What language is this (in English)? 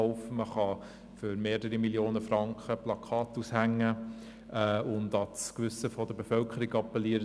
Swiss German